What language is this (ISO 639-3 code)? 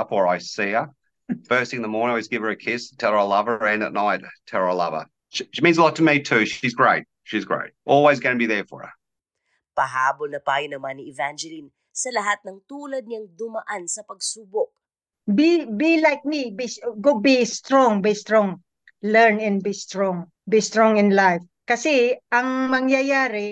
fil